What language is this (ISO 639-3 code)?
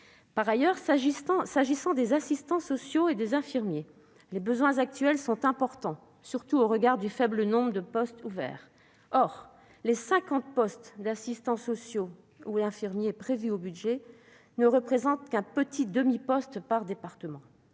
fra